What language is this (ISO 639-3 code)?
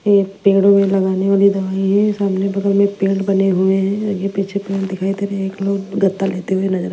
hin